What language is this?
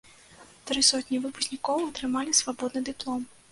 Belarusian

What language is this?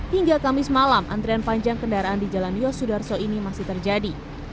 Indonesian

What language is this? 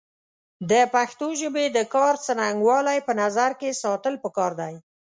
Pashto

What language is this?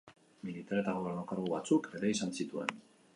Basque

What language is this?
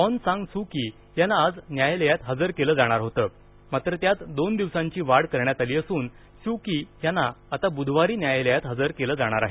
Marathi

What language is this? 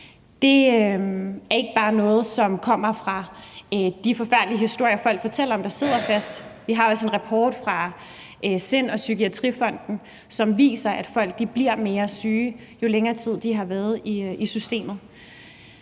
Danish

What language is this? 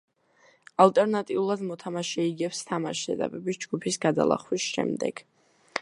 Georgian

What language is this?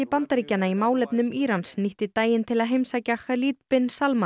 Icelandic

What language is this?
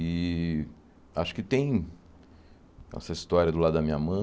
Portuguese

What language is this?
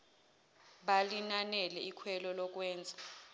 Zulu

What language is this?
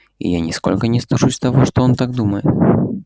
Russian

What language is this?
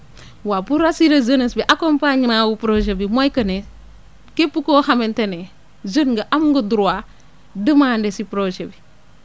Wolof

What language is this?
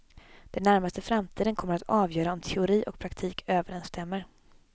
Swedish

